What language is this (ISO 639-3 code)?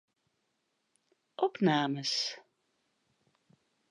fry